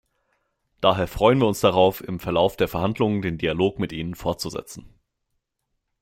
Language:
German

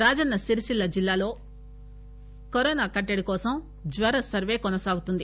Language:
Telugu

